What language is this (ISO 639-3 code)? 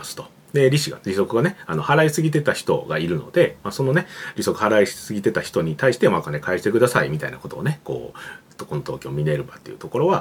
jpn